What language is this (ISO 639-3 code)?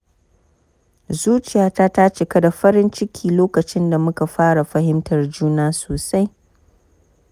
hau